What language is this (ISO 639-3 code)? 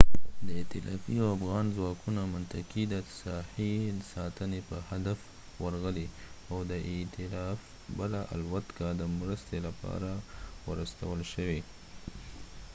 pus